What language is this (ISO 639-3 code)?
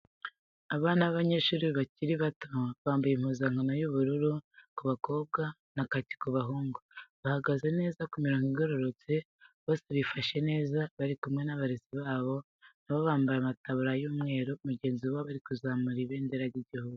kin